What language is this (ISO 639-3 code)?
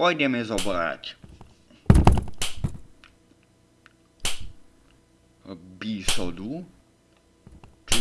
eng